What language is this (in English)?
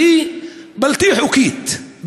Hebrew